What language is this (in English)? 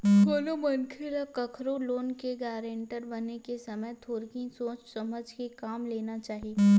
Chhattisgarhi